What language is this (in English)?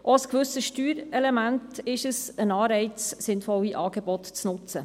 Swiss German